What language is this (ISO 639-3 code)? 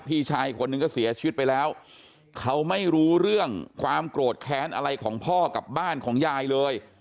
tha